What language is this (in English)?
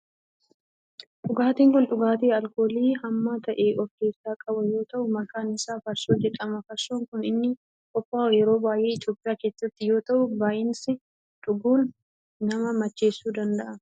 Oromo